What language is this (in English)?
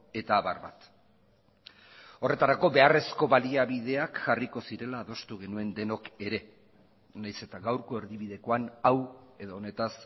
Basque